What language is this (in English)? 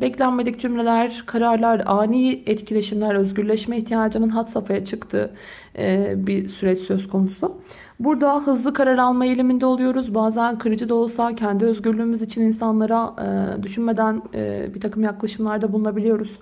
Turkish